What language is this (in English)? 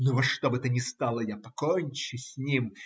Russian